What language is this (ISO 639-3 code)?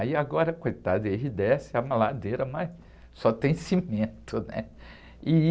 por